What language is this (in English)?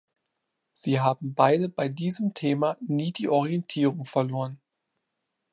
German